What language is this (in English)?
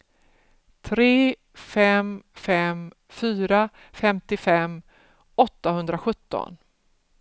Swedish